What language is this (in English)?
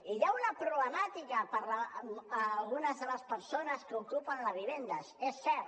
Catalan